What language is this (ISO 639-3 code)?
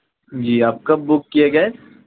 urd